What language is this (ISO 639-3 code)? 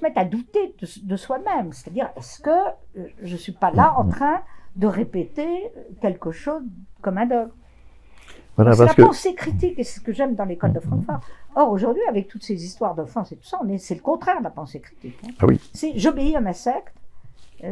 fra